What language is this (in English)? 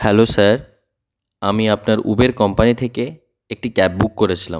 Bangla